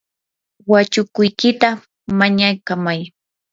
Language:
Yanahuanca Pasco Quechua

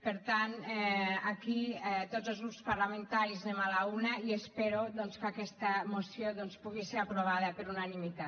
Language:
Catalan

